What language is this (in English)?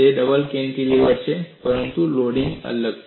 Gujarati